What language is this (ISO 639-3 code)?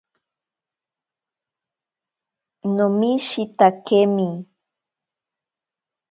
prq